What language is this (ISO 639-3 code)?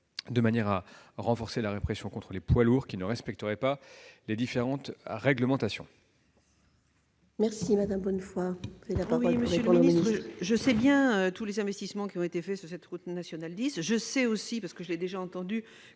fra